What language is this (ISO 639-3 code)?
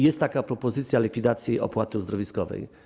pol